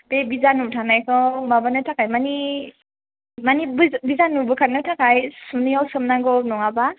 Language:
Bodo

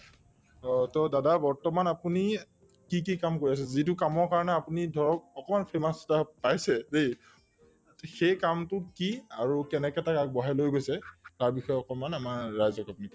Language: Assamese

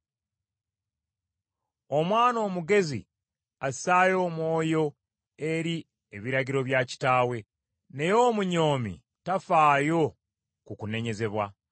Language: Ganda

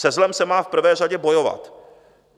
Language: Czech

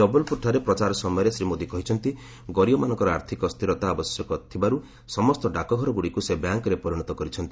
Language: Odia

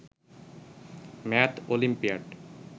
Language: Bangla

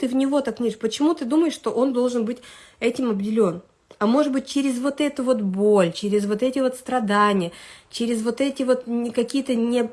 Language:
Russian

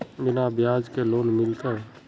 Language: Magahi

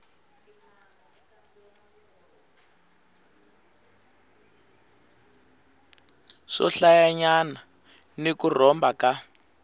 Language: Tsonga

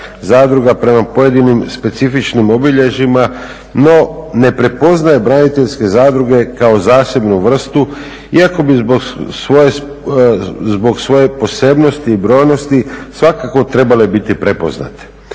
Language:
Croatian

